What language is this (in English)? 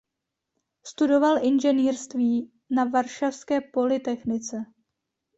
Czech